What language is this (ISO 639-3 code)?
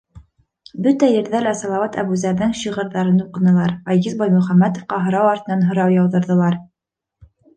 bak